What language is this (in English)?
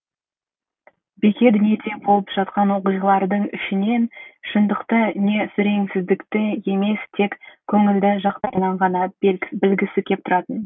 Kazakh